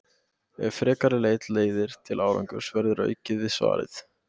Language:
Icelandic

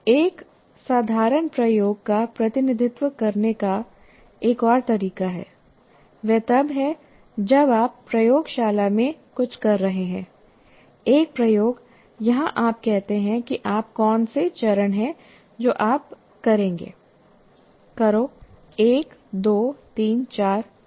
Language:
Hindi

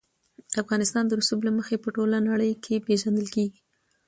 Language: Pashto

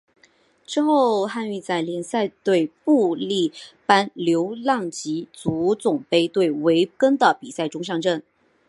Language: Chinese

